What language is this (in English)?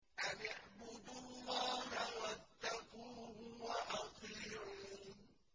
Arabic